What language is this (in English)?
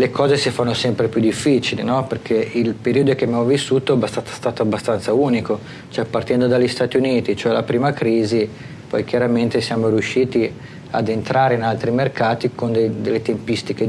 Italian